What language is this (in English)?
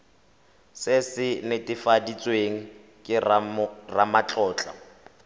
Tswana